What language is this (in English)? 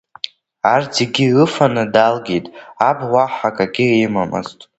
Abkhazian